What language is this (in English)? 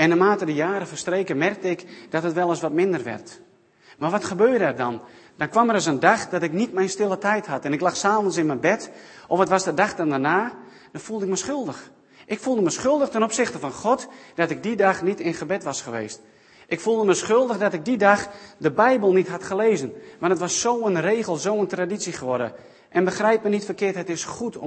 Dutch